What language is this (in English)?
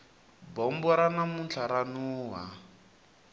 Tsonga